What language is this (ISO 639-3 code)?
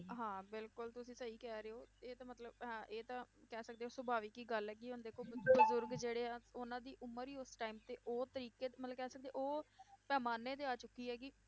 pan